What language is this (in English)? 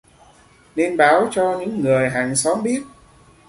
Vietnamese